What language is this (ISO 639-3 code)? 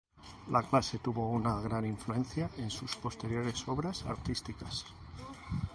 spa